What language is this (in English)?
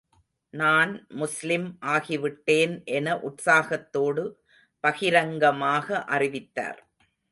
Tamil